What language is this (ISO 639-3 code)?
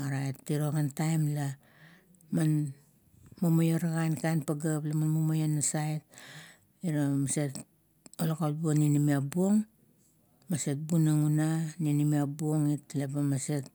kto